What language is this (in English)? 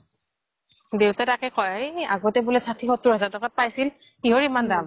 Assamese